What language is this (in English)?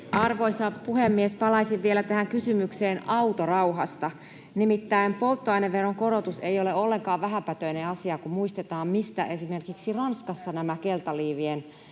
Finnish